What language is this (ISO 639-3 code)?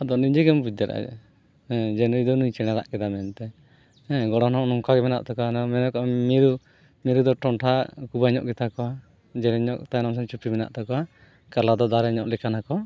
sat